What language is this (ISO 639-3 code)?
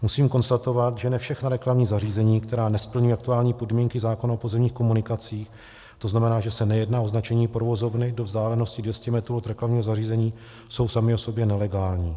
ces